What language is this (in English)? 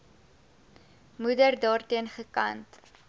Afrikaans